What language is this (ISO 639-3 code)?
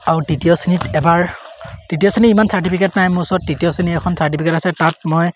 asm